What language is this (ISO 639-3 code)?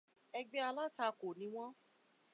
yor